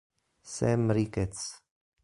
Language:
Italian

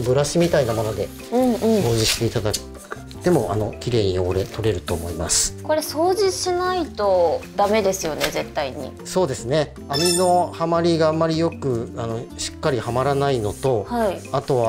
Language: Japanese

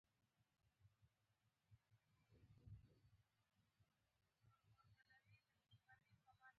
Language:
Pashto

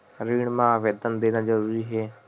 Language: Chhattisgarhi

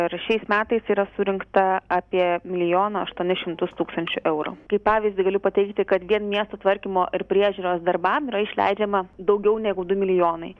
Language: Lithuanian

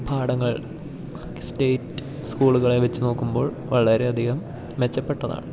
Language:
Malayalam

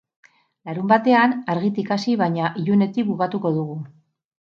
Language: Basque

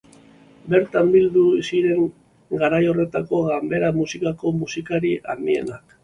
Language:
Basque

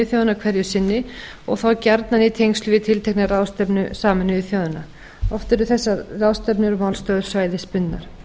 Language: Icelandic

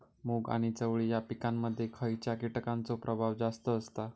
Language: Marathi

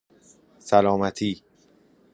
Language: Persian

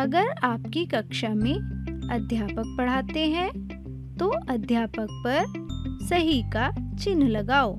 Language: Hindi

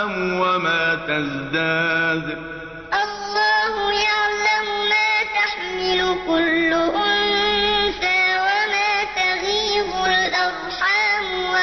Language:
Arabic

